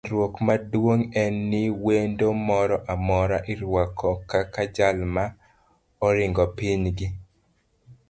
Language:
Luo (Kenya and Tanzania)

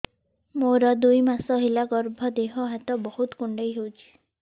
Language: Odia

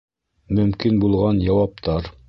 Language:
Bashkir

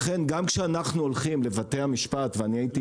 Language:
Hebrew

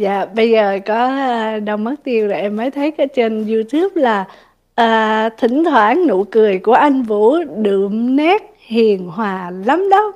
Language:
Vietnamese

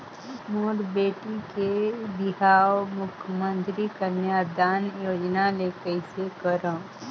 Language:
Chhattisgarhi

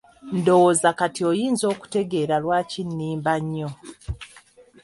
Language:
Ganda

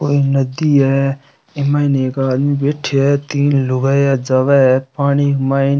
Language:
Rajasthani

